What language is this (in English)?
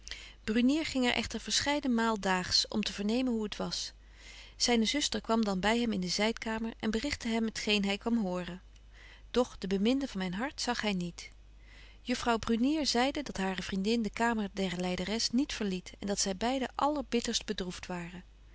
Dutch